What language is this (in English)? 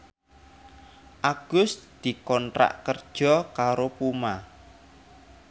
Javanese